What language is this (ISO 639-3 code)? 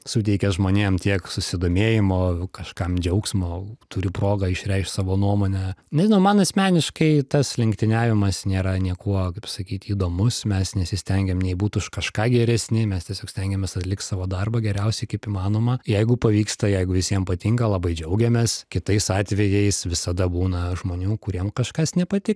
lit